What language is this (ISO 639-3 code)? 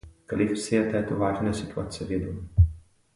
ces